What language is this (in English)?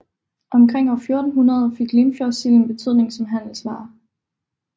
Danish